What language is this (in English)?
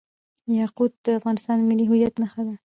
Pashto